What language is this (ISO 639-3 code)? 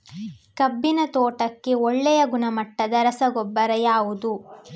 kan